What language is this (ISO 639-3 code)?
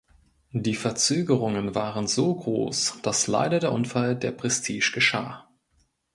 deu